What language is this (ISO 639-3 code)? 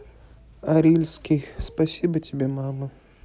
rus